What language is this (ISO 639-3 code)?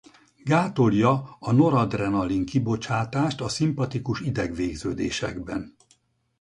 hun